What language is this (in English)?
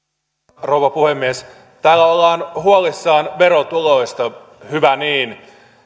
Finnish